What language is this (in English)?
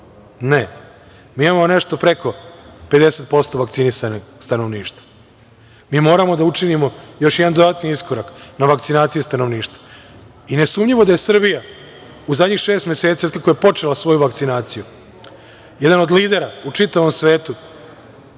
Serbian